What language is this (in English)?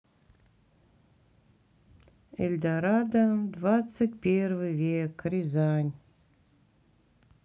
Russian